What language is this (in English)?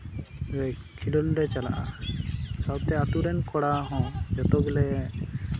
Santali